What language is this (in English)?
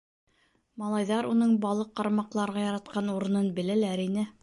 Bashkir